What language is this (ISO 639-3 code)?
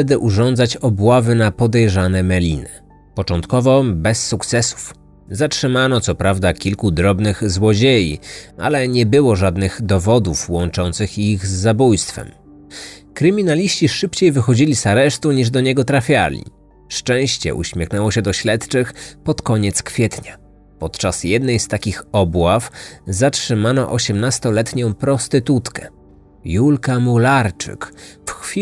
pol